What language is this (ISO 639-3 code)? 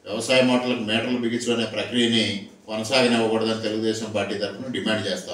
hin